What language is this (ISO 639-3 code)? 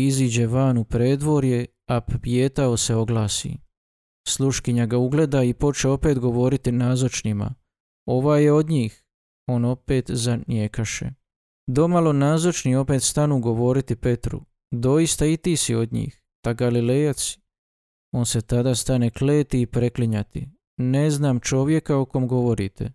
hrv